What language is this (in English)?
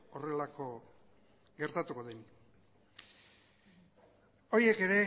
Basque